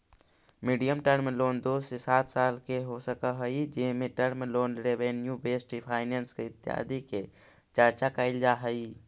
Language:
Magahi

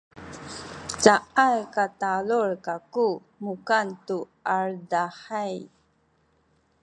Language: Sakizaya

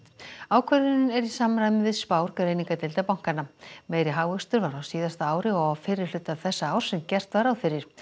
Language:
Icelandic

